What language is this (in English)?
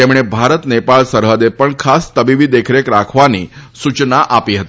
Gujarati